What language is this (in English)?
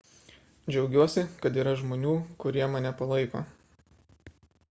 Lithuanian